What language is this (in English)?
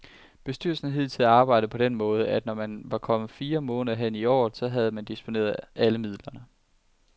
Danish